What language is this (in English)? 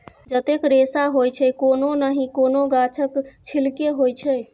Maithili